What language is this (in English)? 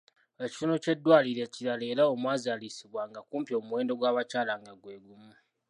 Ganda